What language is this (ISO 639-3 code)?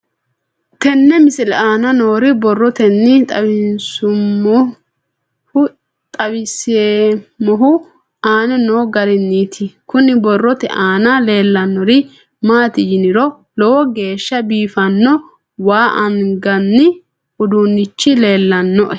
sid